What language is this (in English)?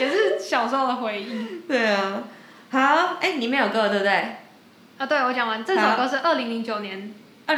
Chinese